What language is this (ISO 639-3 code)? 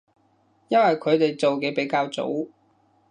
yue